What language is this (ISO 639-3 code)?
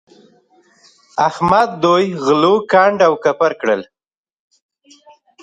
pus